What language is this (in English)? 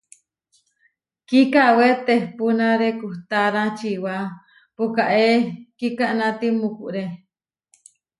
Huarijio